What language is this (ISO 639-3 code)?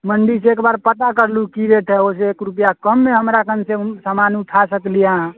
mai